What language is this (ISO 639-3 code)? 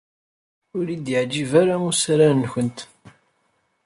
kab